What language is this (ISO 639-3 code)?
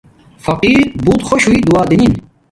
dmk